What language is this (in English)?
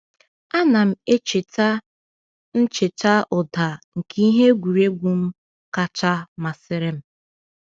Igbo